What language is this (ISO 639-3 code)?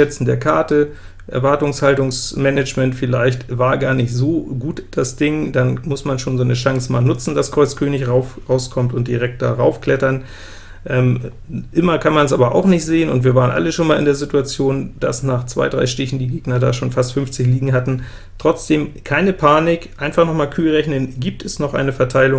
deu